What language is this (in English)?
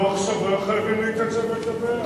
Hebrew